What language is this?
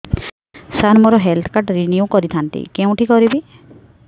Odia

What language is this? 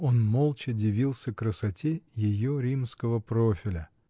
Russian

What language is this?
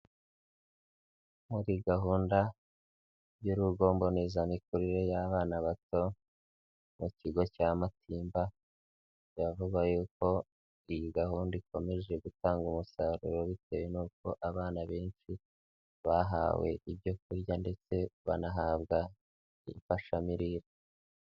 Kinyarwanda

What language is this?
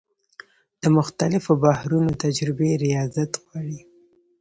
Pashto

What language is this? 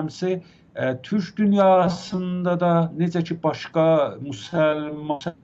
Turkish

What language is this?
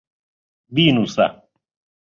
Central Kurdish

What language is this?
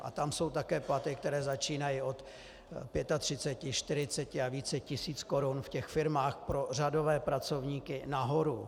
Czech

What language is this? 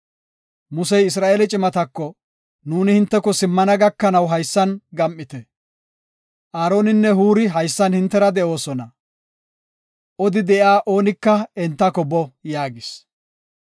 Gofa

